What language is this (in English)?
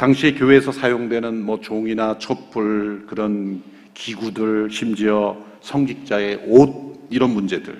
Korean